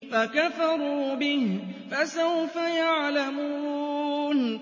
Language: Arabic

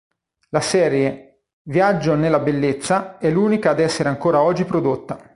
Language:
Italian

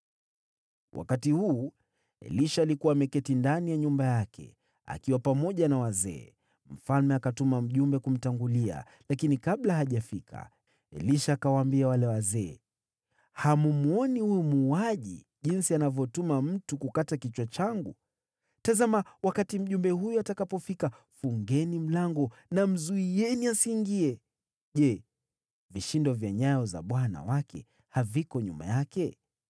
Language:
Swahili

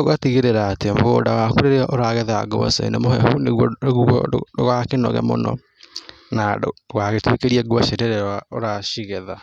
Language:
Kikuyu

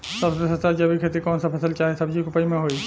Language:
Bhojpuri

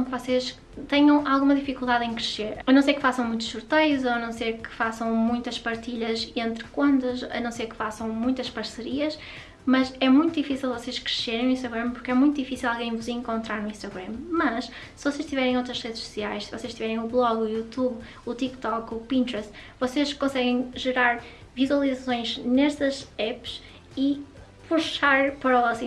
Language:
Portuguese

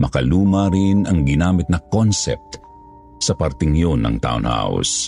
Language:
Filipino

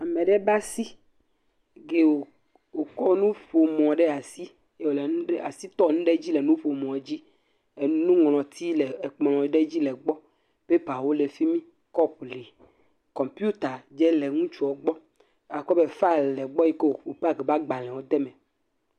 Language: Ewe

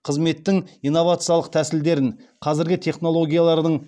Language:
Kazakh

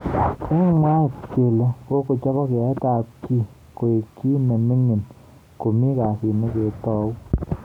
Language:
Kalenjin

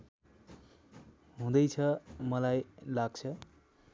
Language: Nepali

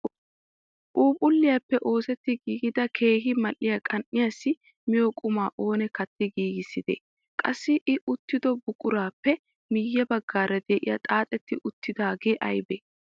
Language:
Wolaytta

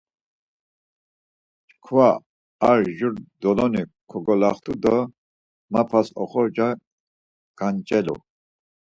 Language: Laz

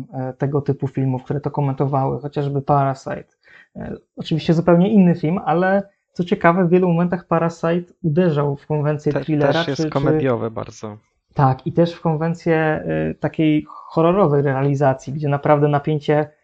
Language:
Polish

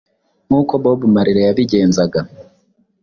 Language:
Kinyarwanda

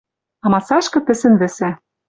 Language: Western Mari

